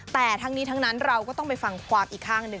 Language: Thai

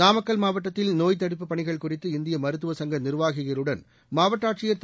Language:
Tamil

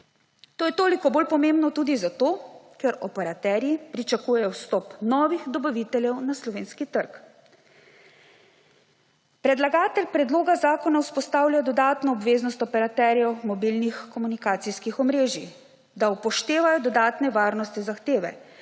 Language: Slovenian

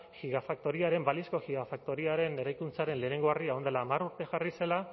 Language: Basque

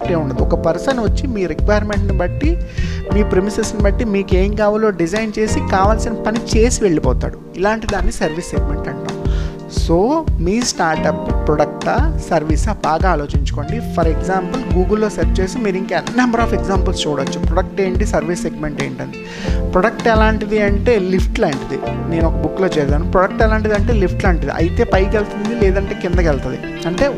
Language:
Telugu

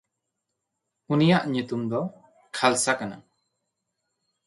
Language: Santali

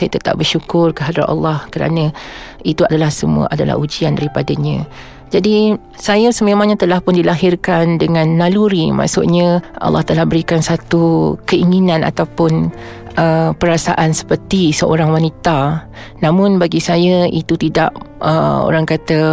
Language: Malay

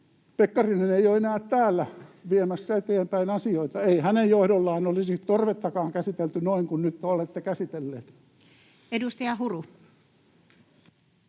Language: Finnish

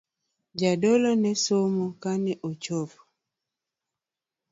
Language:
Luo (Kenya and Tanzania)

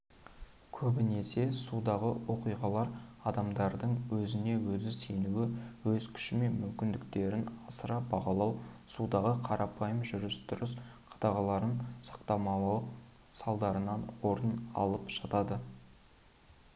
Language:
Kazakh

